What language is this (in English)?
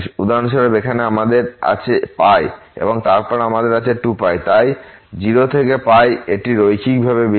Bangla